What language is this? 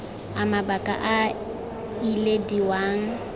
Tswana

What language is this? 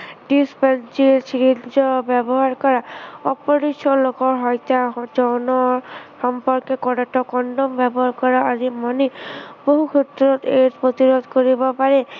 Assamese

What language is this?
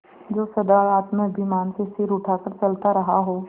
Hindi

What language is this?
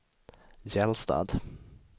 Swedish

